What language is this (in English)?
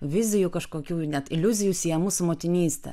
Lithuanian